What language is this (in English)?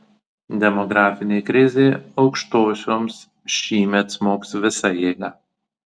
Lithuanian